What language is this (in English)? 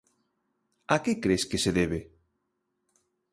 Galician